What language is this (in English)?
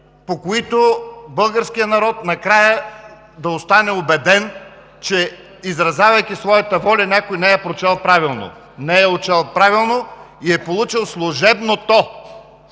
Bulgarian